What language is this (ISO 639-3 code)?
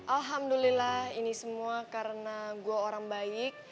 ind